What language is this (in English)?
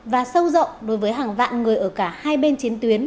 Vietnamese